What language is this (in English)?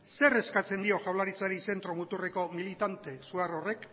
Basque